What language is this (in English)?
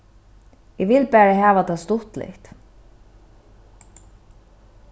Faroese